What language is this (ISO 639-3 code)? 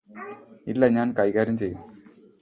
mal